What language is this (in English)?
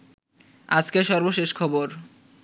Bangla